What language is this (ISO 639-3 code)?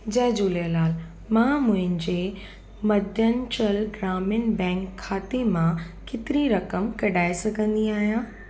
snd